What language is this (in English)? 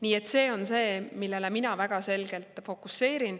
Estonian